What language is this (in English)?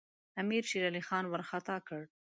Pashto